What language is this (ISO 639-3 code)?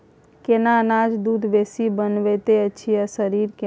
mai